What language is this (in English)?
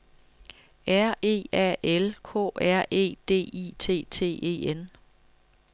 Danish